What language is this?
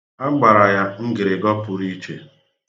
Igbo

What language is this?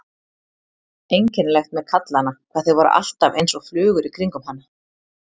Icelandic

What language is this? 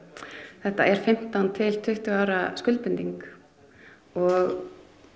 Icelandic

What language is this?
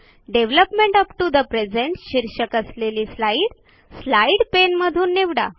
Marathi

